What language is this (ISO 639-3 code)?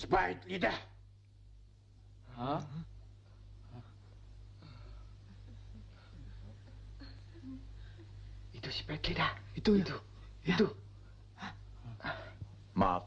ind